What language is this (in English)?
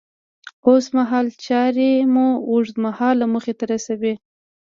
Pashto